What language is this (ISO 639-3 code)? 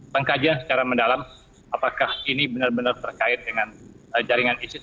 ind